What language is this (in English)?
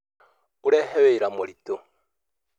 Kikuyu